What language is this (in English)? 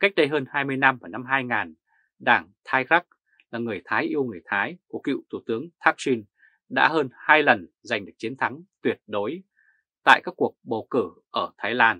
Vietnamese